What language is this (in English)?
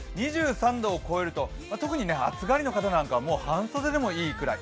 Japanese